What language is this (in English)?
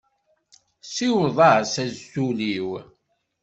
Kabyle